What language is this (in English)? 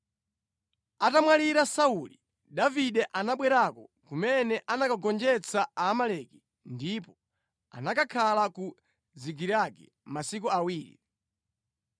Nyanja